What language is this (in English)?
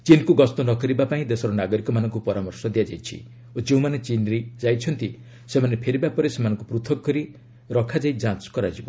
Odia